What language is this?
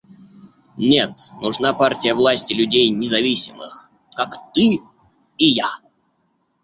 Russian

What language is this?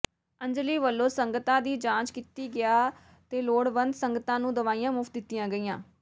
Punjabi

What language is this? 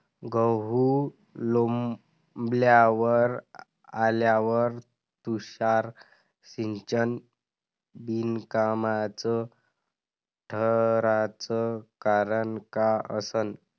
Marathi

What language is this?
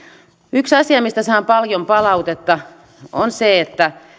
Finnish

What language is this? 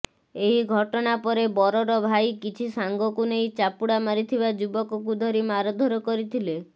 Odia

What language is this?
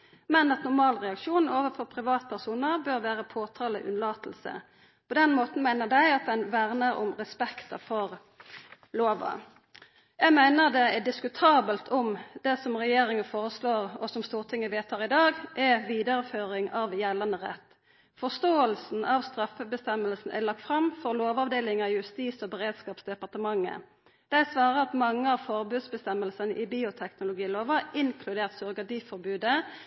Norwegian Nynorsk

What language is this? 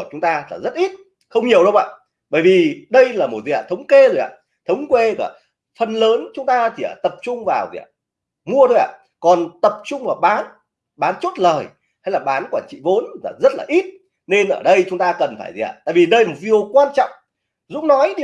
Vietnamese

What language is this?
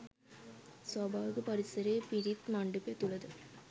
Sinhala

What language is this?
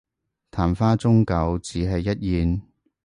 Cantonese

